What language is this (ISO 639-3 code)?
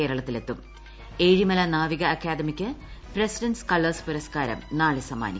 mal